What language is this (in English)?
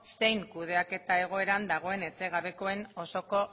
Basque